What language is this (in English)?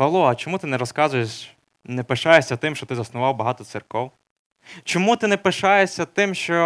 Ukrainian